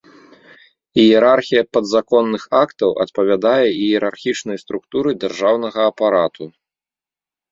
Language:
Belarusian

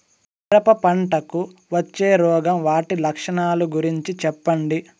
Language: Telugu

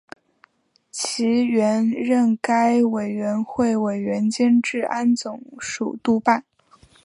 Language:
Chinese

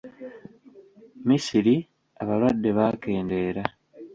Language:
Ganda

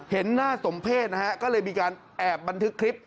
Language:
Thai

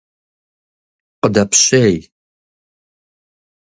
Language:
Kabardian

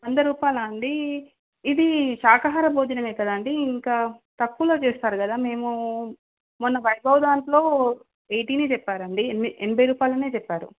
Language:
Telugu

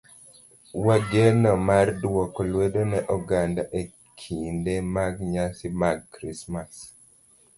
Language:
Luo (Kenya and Tanzania)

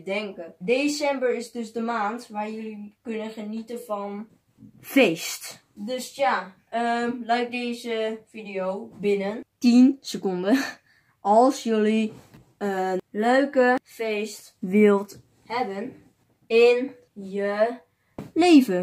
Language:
Dutch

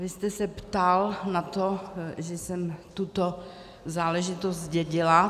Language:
Czech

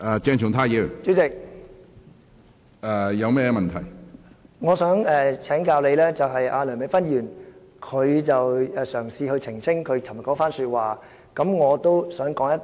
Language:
Cantonese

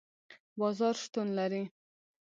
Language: Pashto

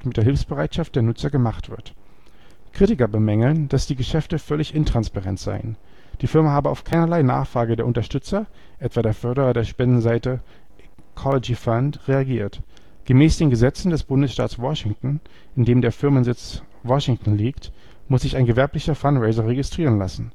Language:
German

